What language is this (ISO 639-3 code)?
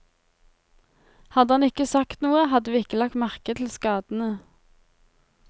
nor